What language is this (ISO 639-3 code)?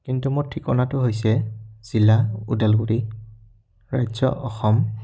asm